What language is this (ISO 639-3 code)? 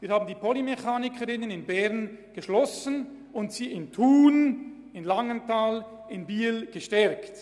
gsw